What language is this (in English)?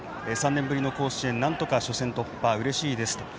Japanese